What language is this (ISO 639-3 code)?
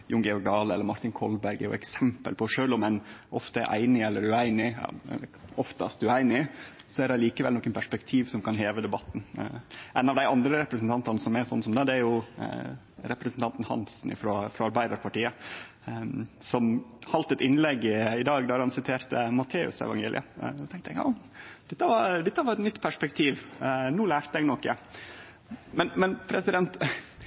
nno